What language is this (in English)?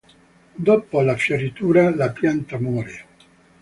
Italian